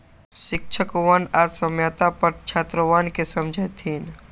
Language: Magahi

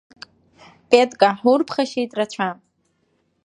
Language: Abkhazian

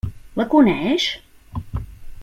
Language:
Catalan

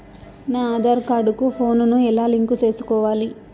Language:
Telugu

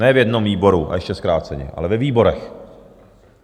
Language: Czech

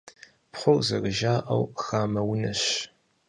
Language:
Kabardian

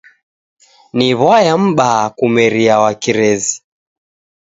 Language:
Taita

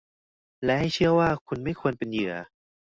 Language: Thai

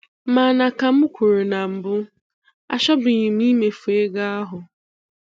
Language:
Igbo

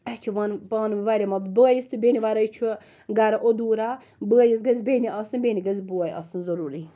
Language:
Kashmiri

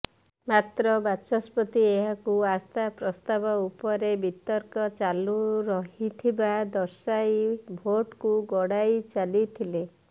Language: Odia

